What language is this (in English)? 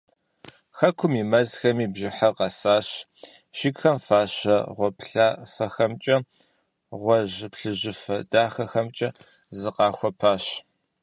Kabardian